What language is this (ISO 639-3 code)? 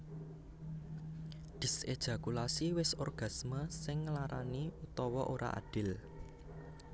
jav